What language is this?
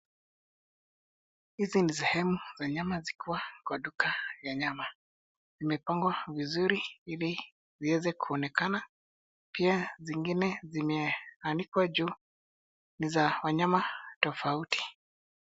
Swahili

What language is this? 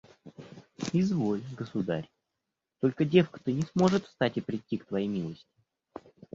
Russian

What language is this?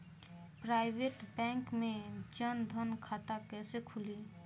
Bhojpuri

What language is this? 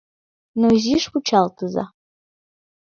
Mari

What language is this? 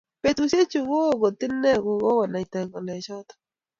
Kalenjin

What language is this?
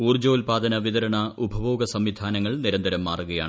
Malayalam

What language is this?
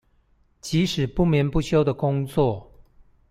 Chinese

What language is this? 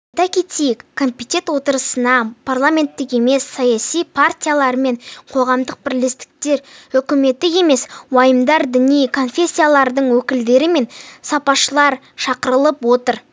Kazakh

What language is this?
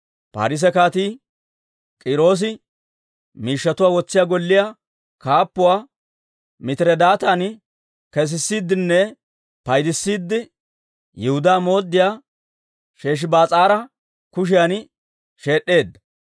Dawro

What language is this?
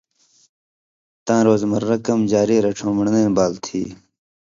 Indus Kohistani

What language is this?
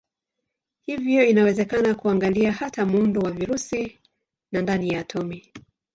Swahili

